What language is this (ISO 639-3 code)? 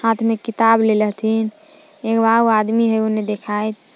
mag